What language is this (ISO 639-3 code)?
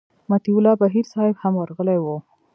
pus